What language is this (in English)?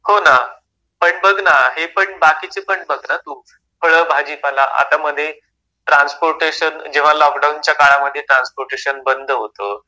Marathi